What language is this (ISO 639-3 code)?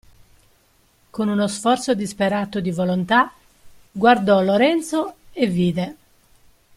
ita